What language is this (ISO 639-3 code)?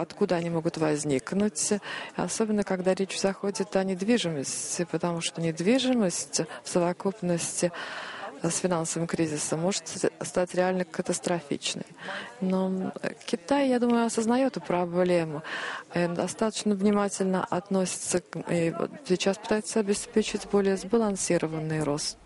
rus